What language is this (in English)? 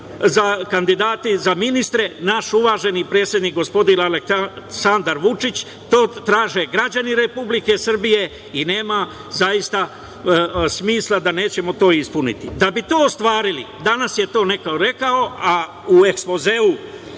Serbian